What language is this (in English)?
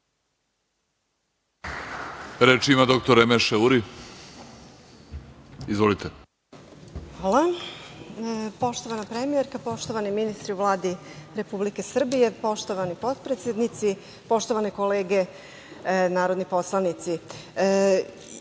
Serbian